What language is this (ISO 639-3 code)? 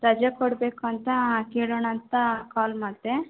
kan